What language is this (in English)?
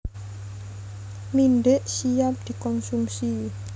Javanese